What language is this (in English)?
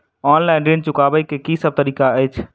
Maithili